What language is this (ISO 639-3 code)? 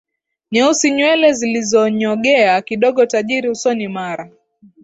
swa